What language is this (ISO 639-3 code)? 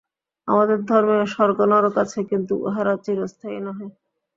ben